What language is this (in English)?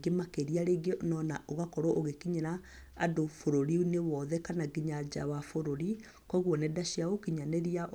Kikuyu